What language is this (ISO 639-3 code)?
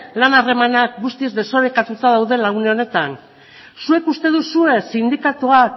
eus